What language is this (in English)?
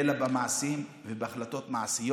Hebrew